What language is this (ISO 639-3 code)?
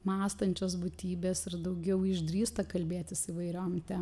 lit